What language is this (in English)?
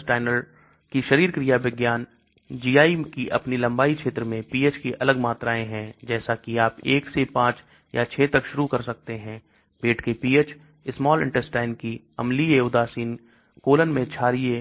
Hindi